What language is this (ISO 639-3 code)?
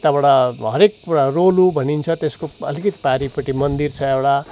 nep